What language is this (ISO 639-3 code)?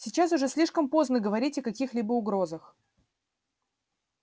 rus